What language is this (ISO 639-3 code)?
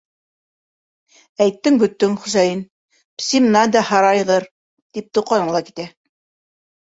bak